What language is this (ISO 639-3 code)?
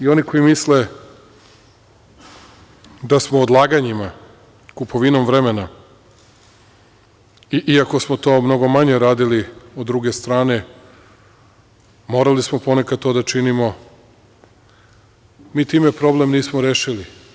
srp